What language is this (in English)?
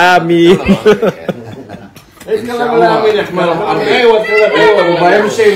Arabic